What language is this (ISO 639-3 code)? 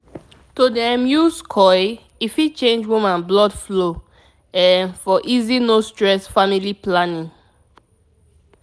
pcm